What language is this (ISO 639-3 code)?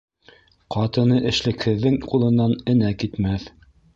bak